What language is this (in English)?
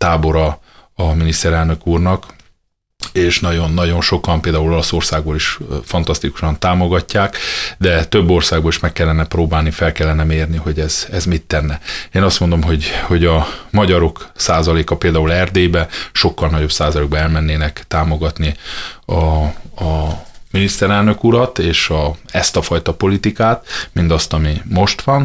Hungarian